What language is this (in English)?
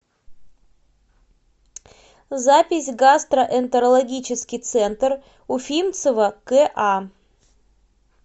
Russian